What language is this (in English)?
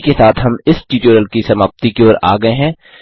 Hindi